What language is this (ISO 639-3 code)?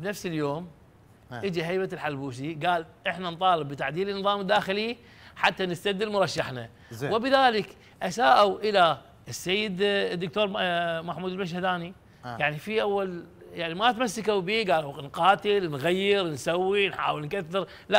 ara